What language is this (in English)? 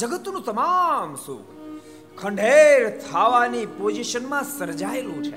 Gujarati